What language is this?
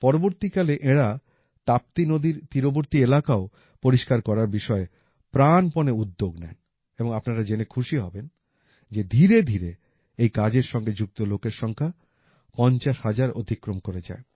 Bangla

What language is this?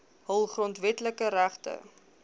Afrikaans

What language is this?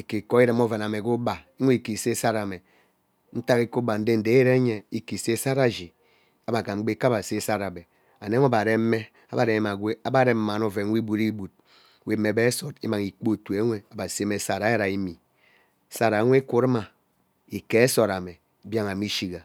Ubaghara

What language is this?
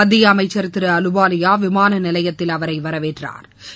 Tamil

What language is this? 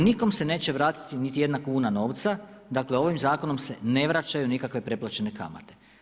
Croatian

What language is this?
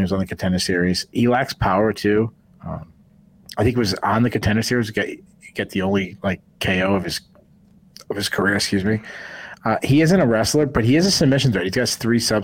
English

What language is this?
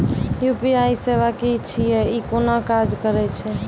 Maithili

